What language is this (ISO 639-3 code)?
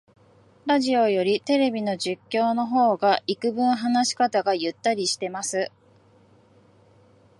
jpn